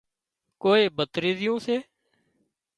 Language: Wadiyara Koli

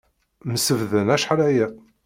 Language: Kabyle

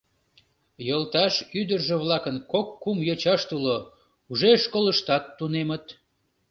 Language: Mari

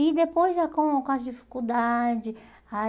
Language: Portuguese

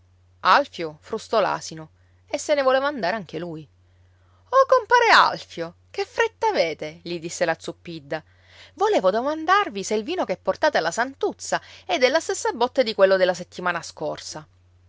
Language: Italian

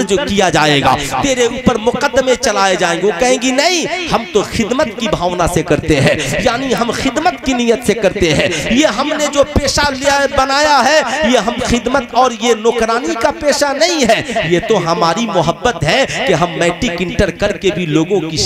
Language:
Hindi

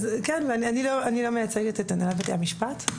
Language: Hebrew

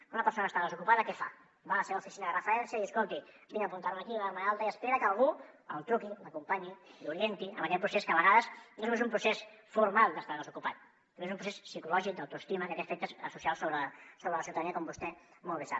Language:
Catalan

